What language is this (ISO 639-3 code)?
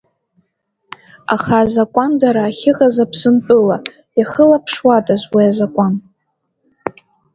abk